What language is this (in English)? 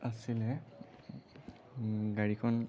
Assamese